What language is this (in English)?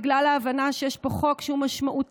Hebrew